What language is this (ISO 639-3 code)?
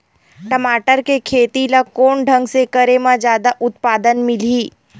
hne